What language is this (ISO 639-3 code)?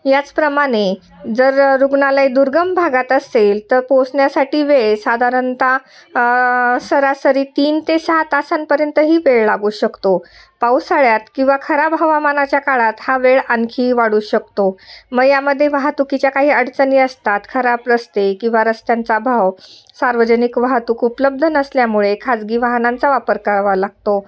mar